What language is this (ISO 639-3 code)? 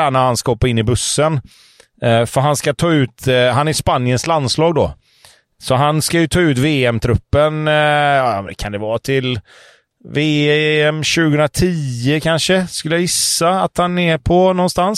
swe